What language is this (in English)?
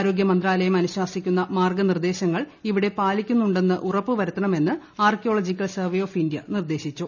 Malayalam